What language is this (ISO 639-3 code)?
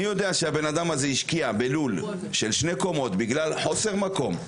heb